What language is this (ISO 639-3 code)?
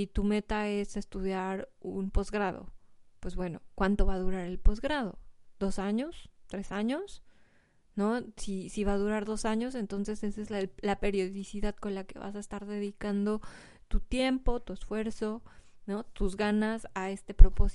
spa